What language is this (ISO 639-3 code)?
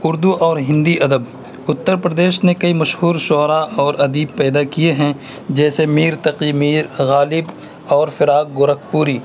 urd